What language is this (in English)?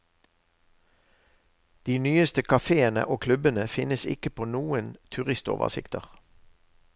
Norwegian